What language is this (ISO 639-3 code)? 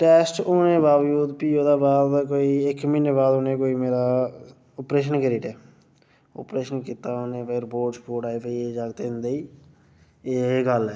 doi